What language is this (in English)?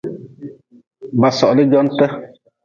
Nawdm